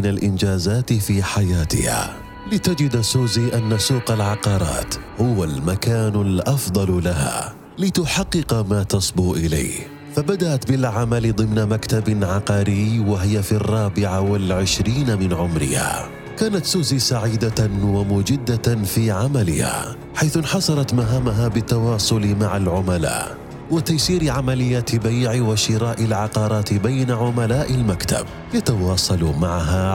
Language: Arabic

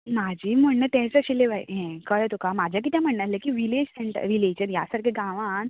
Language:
Konkani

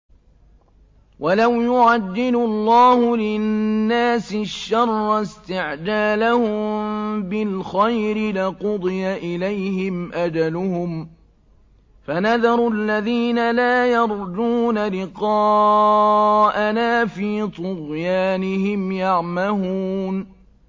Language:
Arabic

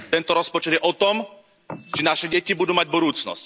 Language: Slovak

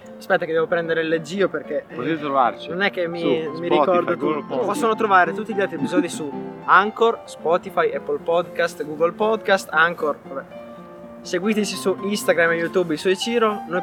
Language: Italian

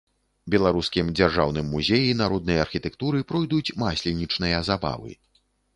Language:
Belarusian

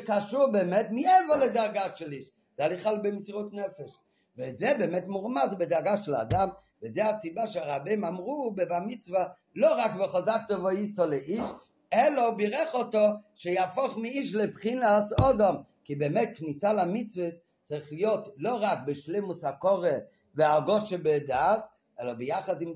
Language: Hebrew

